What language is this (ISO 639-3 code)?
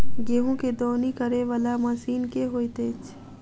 mai